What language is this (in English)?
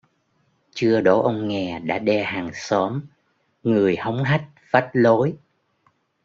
Vietnamese